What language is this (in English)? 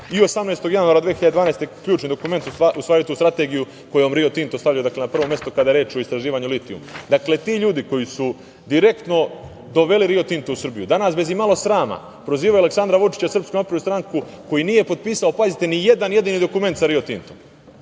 Serbian